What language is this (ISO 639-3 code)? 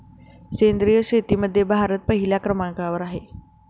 mar